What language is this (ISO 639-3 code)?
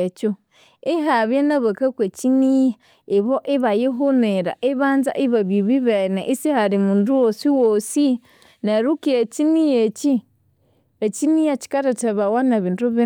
koo